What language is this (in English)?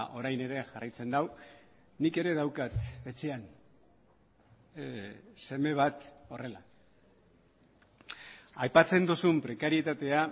Basque